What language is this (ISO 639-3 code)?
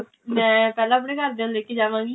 pan